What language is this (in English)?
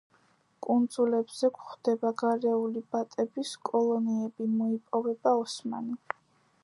Georgian